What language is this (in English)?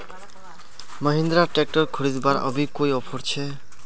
Magahi